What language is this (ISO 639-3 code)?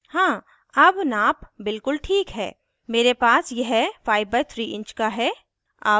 hin